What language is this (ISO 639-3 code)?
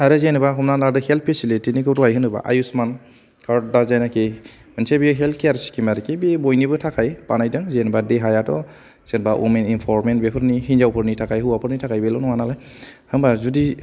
brx